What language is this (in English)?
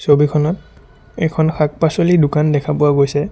Assamese